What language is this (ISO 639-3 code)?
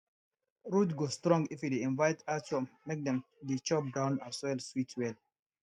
pcm